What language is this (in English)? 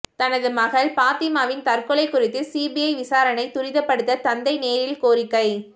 Tamil